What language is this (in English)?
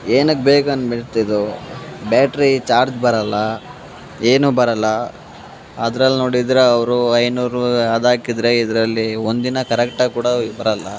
Kannada